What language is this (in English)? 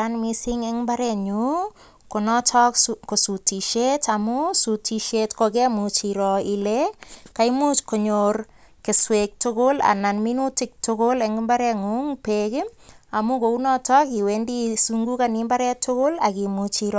Kalenjin